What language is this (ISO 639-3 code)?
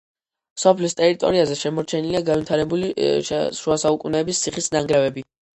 kat